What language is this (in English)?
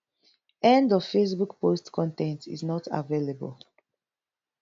Nigerian Pidgin